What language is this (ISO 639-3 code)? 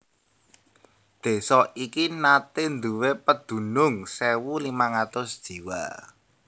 jav